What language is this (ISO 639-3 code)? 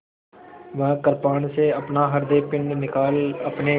hin